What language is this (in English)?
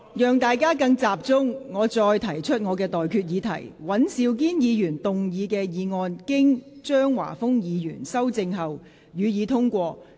Cantonese